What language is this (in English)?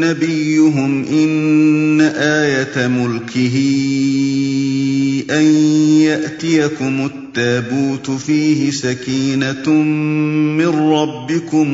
Urdu